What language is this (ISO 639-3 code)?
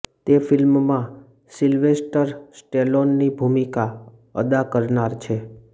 guj